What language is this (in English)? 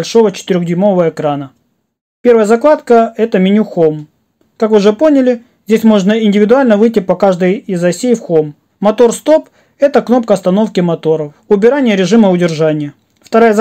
Russian